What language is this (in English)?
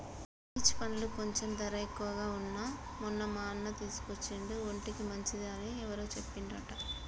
Telugu